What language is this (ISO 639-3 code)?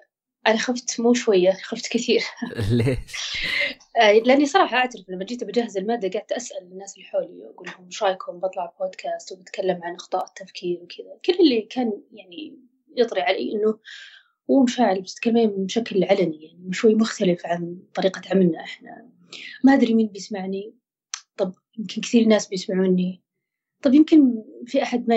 ara